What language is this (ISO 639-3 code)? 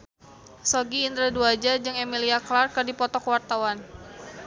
sun